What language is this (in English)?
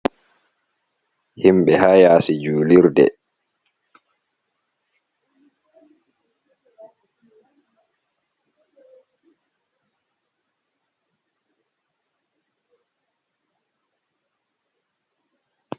Fula